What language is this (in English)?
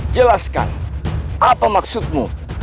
Indonesian